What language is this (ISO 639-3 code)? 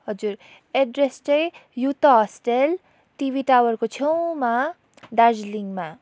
nep